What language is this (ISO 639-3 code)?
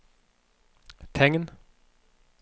nor